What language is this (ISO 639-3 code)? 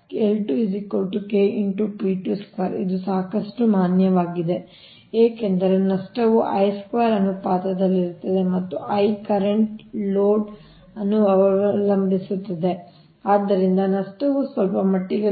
kan